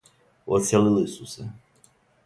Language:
Serbian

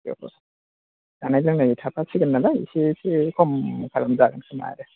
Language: Bodo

